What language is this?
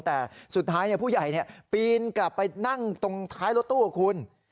Thai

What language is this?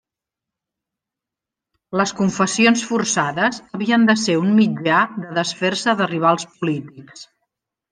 Catalan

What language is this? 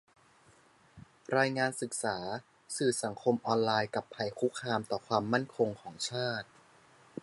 Thai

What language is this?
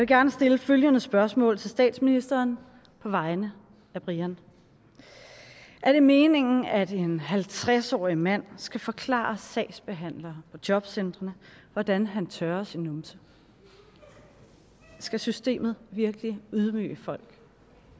Danish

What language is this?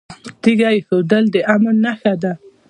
Pashto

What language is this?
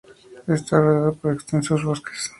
Spanish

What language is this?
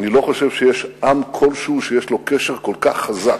Hebrew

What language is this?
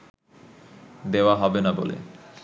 Bangla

